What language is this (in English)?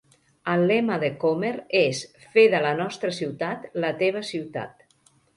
Catalan